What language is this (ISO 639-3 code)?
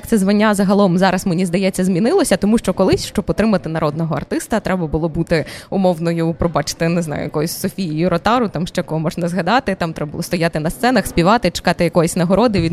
ukr